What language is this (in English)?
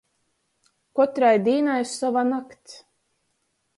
Latgalian